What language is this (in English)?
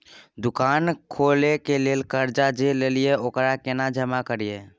Maithili